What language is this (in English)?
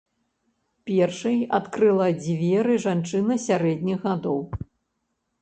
Belarusian